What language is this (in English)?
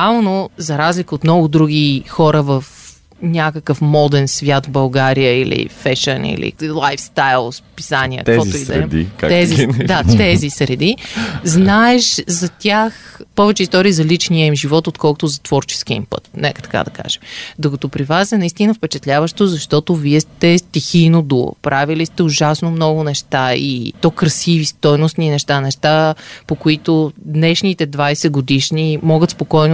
Bulgarian